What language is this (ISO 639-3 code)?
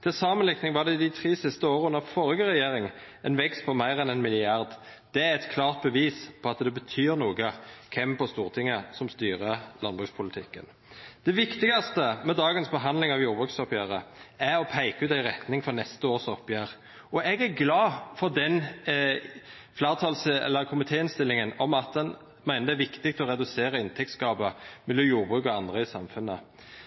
nno